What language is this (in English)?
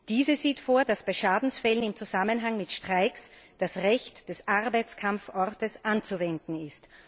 German